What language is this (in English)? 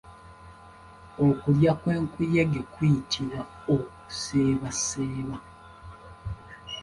Ganda